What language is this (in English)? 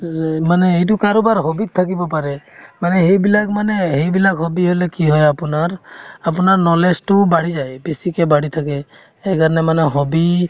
Assamese